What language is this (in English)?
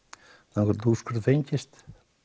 Icelandic